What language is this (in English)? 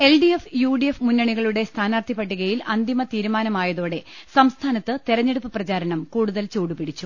Malayalam